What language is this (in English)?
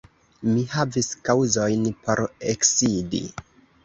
Esperanto